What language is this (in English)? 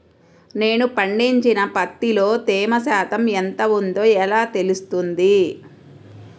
Telugu